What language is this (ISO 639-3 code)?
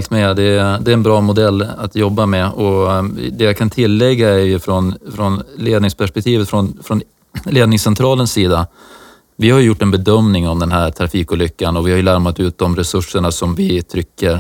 swe